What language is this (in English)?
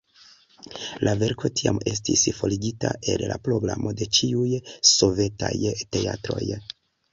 Esperanto